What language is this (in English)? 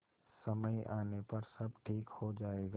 Hindi